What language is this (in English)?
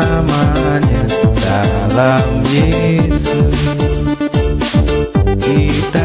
Russian